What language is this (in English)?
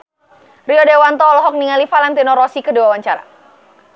Sundanese